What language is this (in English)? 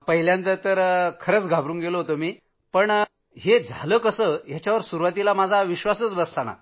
Marathi